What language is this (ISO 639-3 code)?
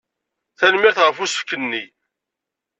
kab